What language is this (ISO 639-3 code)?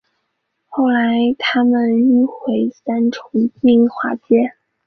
zho